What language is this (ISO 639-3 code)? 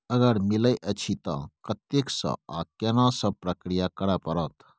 mai